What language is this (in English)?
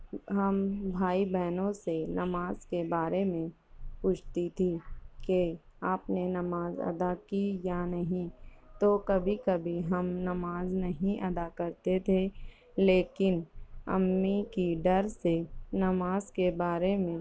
Urdu